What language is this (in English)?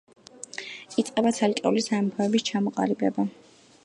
Georgian